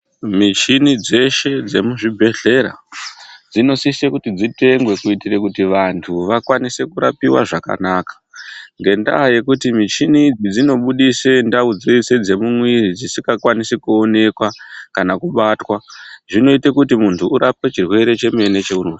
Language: Ndau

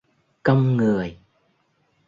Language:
Vietnamese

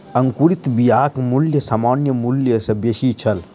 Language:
Maithili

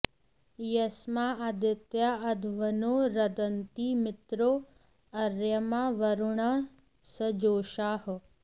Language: Sanskrit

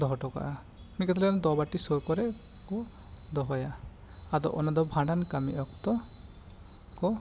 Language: Santali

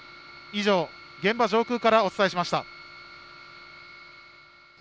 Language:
Japanese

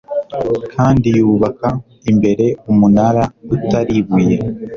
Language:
Kinyarwanda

